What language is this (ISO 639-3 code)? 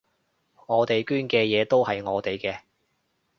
yue